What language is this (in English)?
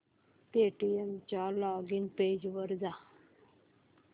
Marathi